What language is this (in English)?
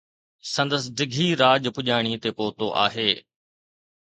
Sindhi